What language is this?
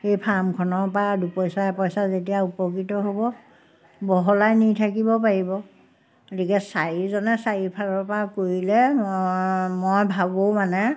Assamese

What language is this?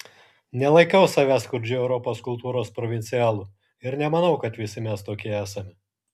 Lithuanian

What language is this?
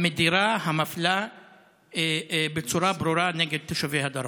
Hebrew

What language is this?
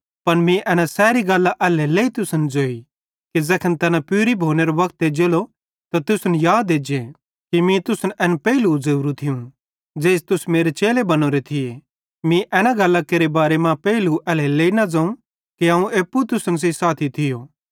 Bhadrawahi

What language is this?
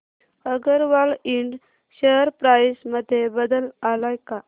Marathi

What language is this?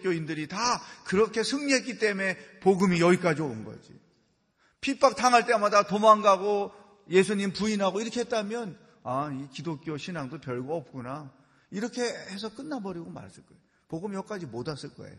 Korean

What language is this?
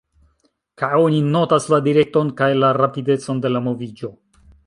Esperanto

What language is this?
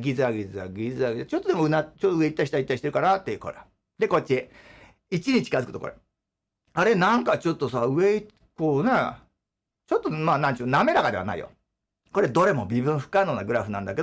Japanese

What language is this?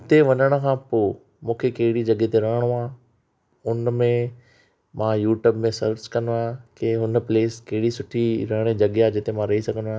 Sindhi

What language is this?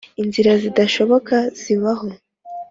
Kinyarwanda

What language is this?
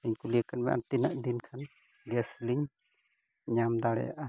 Santali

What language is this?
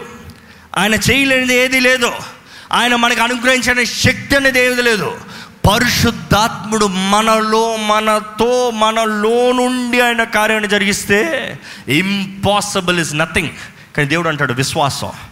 Telugu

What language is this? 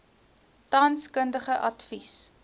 Afrikaans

